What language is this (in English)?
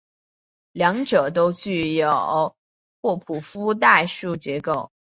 Chinese